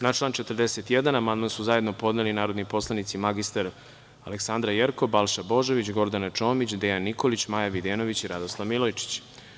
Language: Serbian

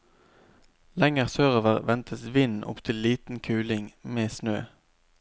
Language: Norwegian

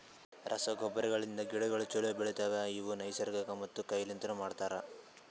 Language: Kannada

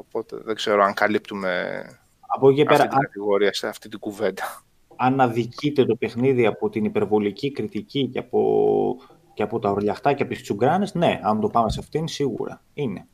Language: Greek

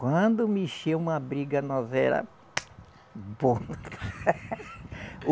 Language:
Portuguese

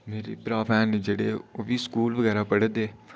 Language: Dogri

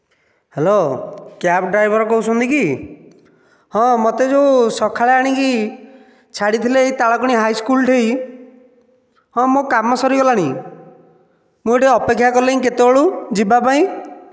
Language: Odia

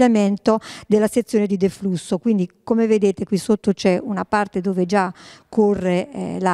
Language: Italian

